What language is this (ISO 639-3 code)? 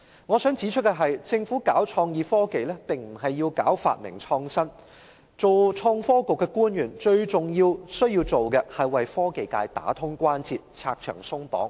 yue